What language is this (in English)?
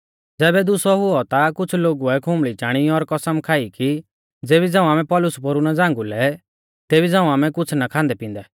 Mahasu Pahari